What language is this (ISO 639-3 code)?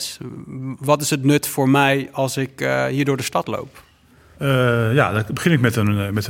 nld